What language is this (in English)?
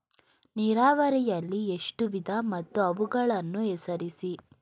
Kannada